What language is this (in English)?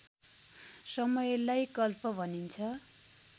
Nepali